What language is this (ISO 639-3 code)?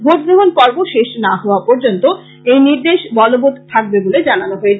ben